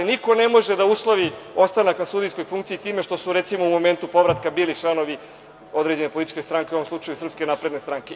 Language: Serbian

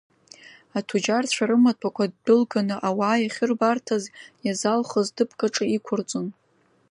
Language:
Abkhazian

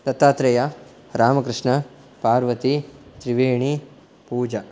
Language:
Sanskrit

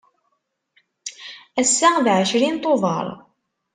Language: Kabyle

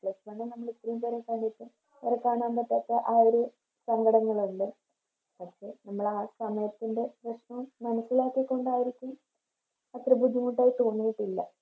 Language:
Malayalam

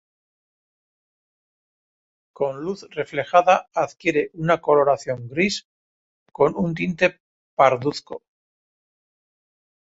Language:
Spanish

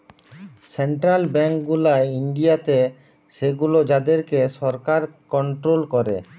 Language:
Bangla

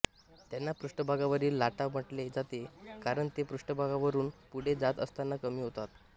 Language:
Marathi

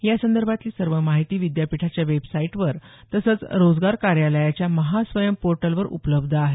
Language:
Marathi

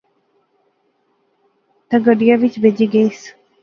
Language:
Pahari-Potwari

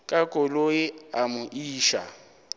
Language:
Northern Sotho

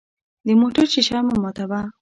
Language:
Pashto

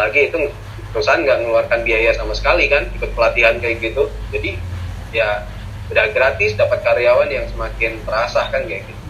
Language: Indonesian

